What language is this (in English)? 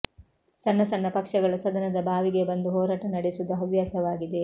Kannada